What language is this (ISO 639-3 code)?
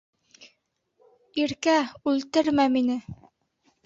bak